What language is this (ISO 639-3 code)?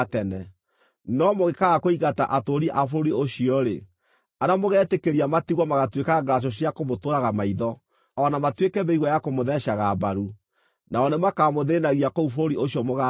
kik